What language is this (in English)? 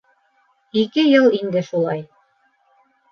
Bashkir